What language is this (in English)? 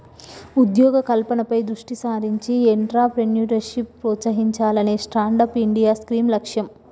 Telugu